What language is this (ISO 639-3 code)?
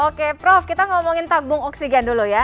ind